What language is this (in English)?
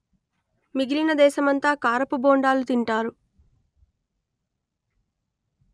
Telugu